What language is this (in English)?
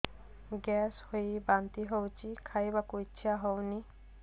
Odia